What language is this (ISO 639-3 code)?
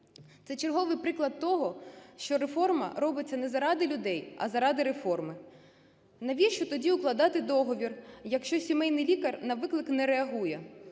ukr